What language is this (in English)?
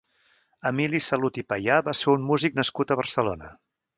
Catalan